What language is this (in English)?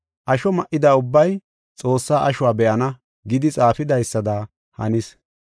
Gofa